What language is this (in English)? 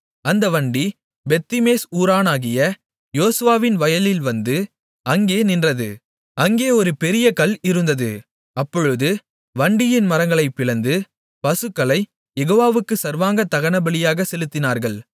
Tamil